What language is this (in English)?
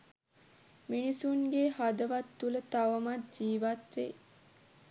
Sinhala